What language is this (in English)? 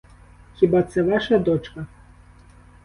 Ukrainian